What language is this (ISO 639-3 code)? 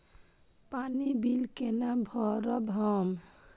mai